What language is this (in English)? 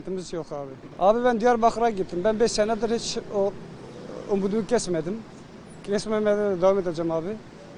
Turkish